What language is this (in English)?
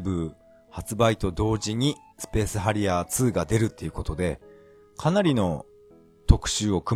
Japanese